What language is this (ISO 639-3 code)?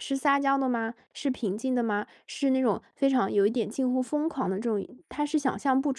zho